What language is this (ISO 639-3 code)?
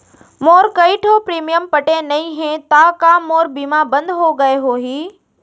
hne